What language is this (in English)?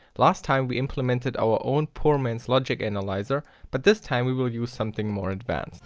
English